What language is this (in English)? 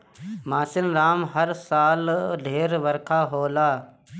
Bhojpuri